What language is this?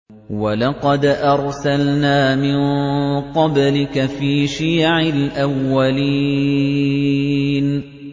Arabic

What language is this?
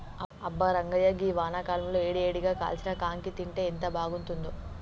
Telugu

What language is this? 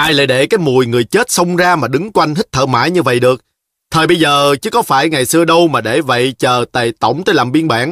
Vietnamese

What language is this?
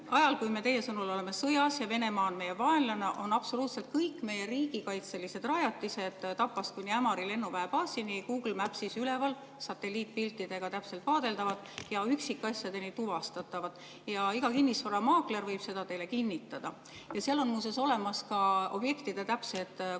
Estonian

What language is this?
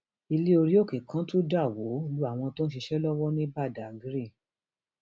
Yoruba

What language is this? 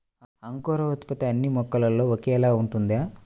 Telugu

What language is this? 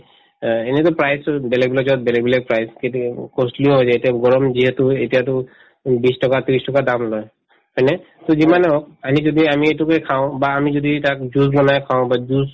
Assamese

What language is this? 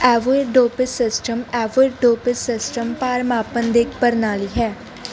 Punjabi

